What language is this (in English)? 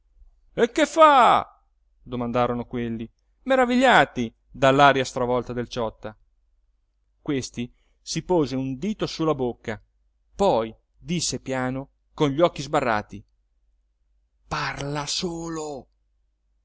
Italian